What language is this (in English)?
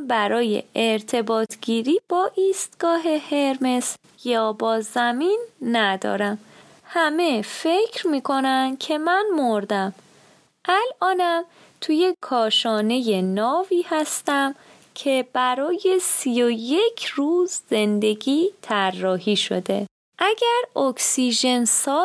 Persian